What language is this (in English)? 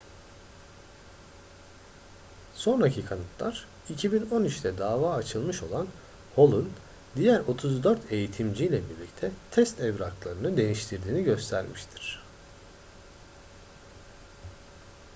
Turkish